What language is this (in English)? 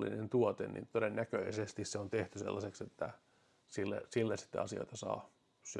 Finnish